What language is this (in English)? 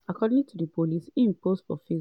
Nigerian Pidgin